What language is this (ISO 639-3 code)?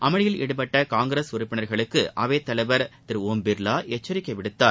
tam